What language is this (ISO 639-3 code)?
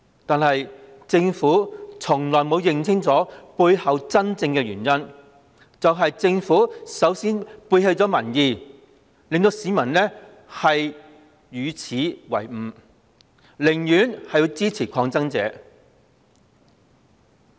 yue